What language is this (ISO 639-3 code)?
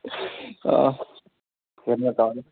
nep